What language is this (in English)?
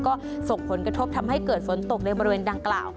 Thai